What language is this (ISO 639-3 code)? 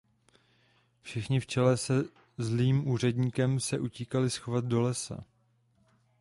ces